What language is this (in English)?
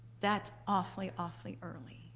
English